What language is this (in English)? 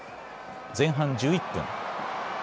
Japanese